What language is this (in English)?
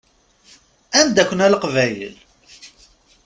Kabyle